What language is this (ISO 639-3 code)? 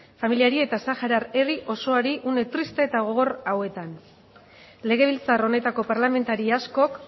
eus